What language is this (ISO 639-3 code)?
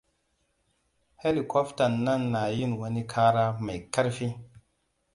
hau